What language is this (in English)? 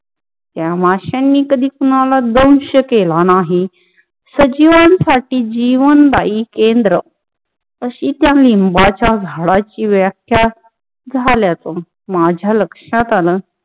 Marathi